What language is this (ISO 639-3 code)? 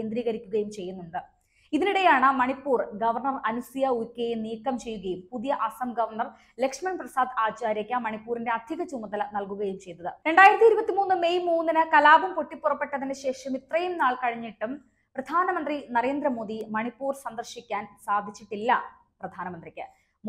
mal